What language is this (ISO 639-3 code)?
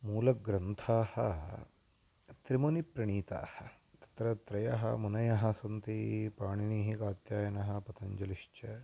san